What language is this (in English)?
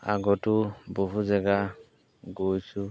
Assamese